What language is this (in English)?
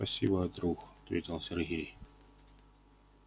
Russian